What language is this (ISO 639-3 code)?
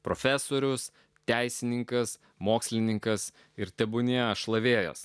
lit